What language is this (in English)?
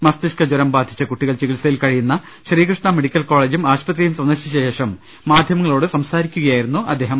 Malayalam